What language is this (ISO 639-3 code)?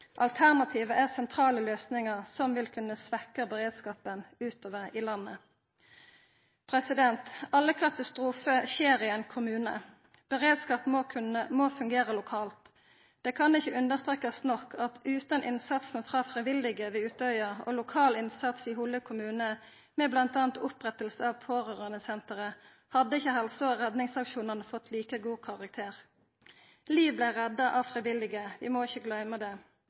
nno